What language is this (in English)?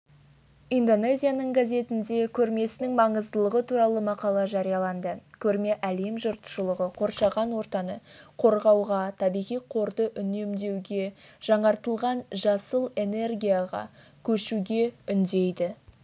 Kazakh